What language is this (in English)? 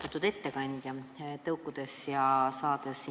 Estonian